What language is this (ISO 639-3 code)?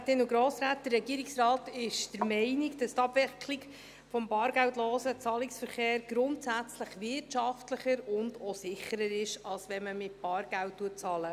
gsw